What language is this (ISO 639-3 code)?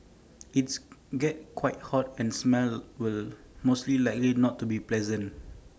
eng